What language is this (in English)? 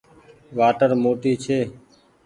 Goaria